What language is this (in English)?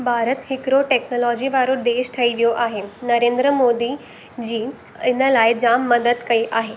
Sindhi